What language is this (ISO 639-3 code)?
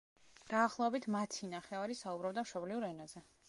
kat